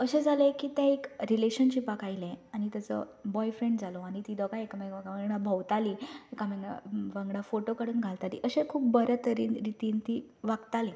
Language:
Konkani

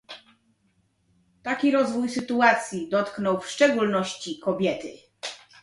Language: Polish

